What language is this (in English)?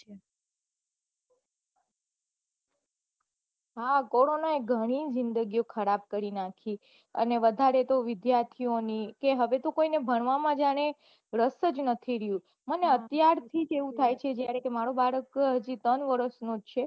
Gujarati